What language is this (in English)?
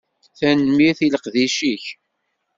Kabyle